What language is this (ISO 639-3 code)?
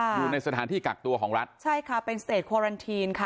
tha